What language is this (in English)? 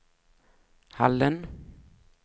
Swedish